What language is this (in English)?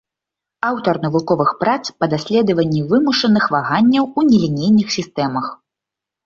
Belarusian